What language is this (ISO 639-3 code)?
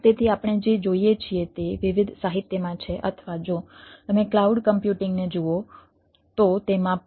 guj